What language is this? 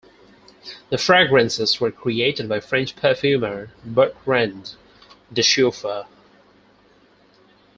English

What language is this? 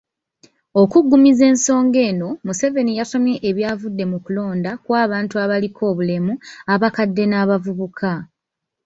Ganda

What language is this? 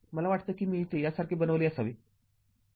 Marathi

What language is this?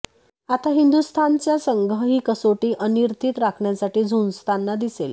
Marathi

